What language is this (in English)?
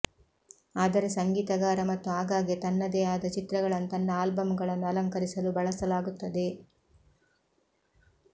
Kannada